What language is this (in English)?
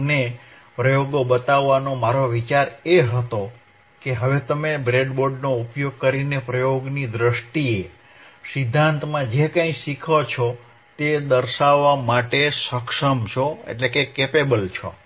Gujarati